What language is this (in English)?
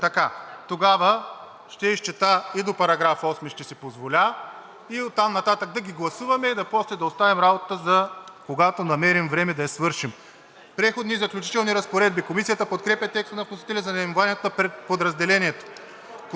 Bulgarian